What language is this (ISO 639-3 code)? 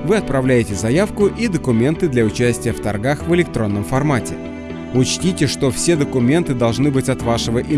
rus